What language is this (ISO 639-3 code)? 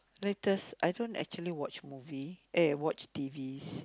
eng